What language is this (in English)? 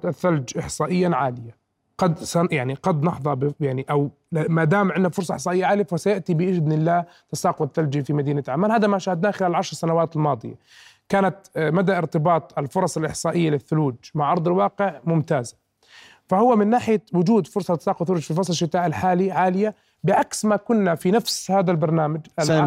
Arabic